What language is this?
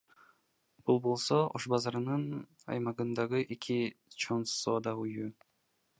Kyrgyz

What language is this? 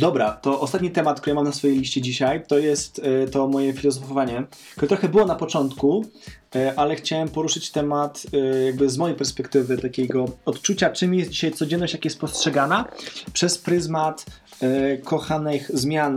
Polish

